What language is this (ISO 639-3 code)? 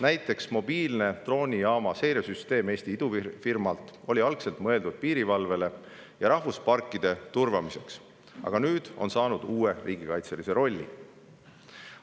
est